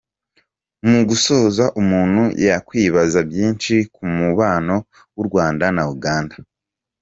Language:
Kinyarwanda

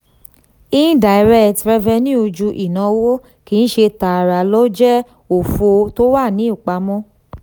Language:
Yoruba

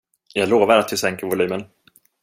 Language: Swedish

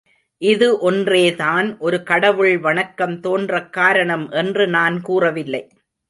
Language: Tamil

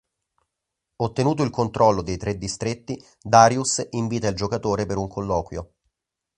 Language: Italian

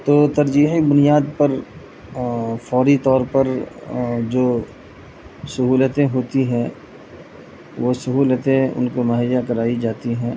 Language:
Urdu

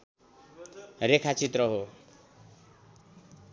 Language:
Nepali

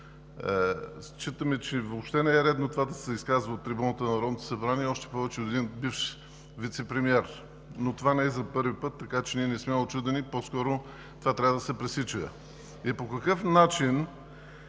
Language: Bulgarian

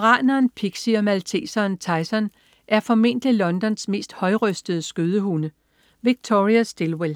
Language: Danish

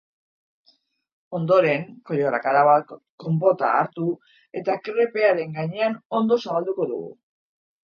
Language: Basque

